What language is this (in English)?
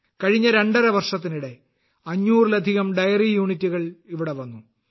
Malayalam